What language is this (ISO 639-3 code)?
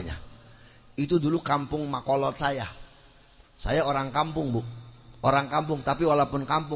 ind